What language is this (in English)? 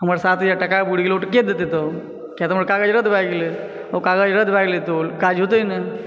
Maithili